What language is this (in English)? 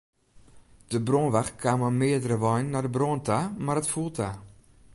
Western Frisian